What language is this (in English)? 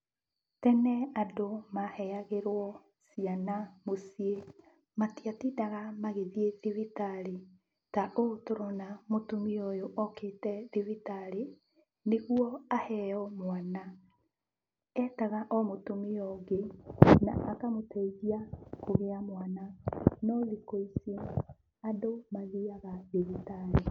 Kikuyu